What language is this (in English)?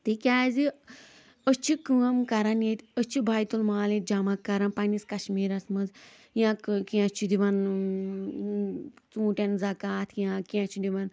Kashmiri